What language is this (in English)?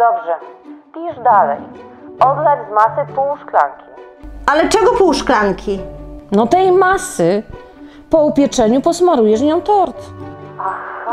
Polish